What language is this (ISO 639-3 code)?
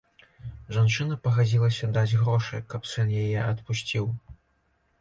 bel